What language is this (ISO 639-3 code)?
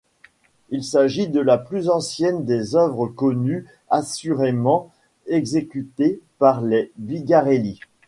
fra